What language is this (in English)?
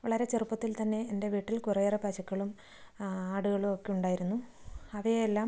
Malayalam